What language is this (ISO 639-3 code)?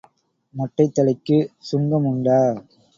tam